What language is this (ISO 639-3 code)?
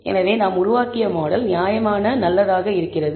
tam